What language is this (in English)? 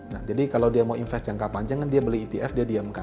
Indonesian